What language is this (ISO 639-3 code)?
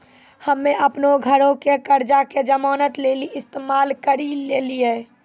mai